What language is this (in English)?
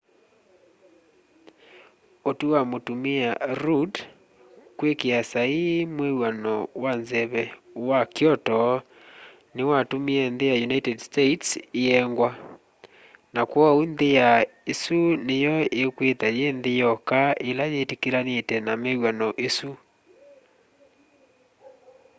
Kamba